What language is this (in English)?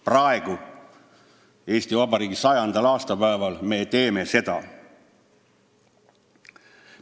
Estonian